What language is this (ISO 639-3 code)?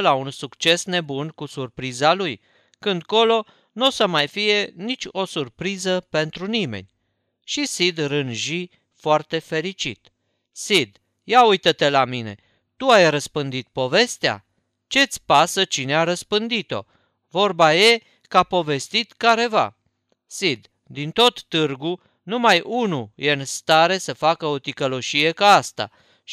ron